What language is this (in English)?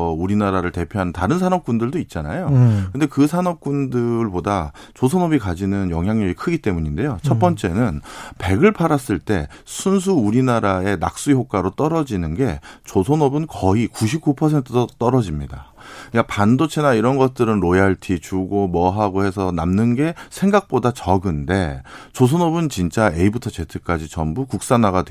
Korean